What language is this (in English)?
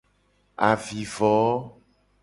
Gen